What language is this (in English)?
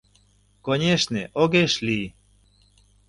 Mari